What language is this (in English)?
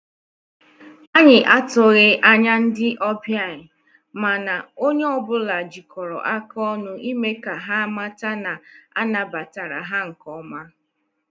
Igbo